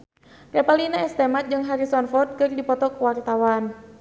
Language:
Sundanese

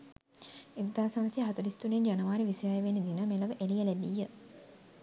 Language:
Sinhala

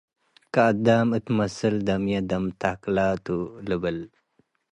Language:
Tigre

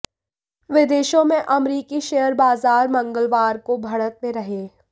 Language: Hindi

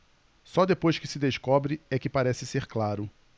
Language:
Portuguese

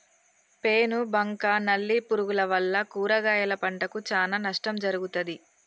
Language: Telugu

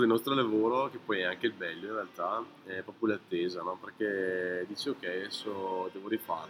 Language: Italian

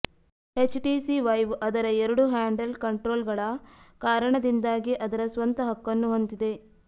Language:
Kannada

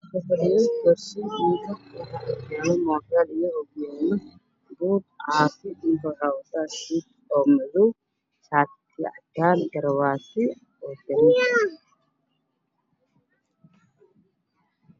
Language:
Somali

